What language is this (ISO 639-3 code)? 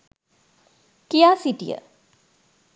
sin